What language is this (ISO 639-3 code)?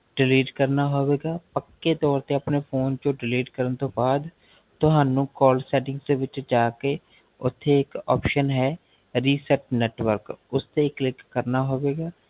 pan